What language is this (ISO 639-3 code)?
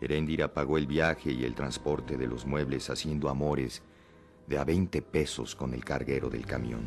spa